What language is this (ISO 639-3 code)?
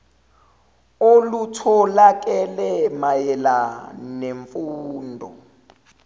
zul